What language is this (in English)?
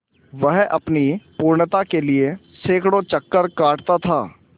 Hindi